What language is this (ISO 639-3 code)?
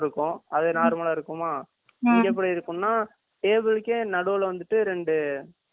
tam